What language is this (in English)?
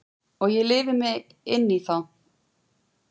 Icelandic